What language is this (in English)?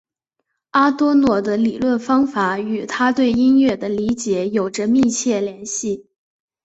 Chinese